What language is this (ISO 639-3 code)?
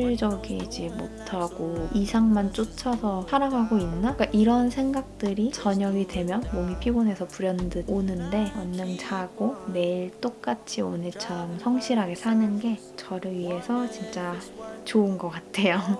kor